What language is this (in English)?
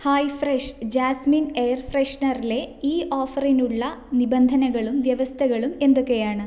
Malayalam